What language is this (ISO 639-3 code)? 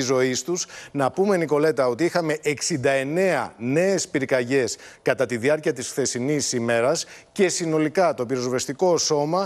ell